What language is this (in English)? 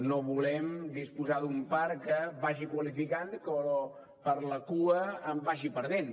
Catalan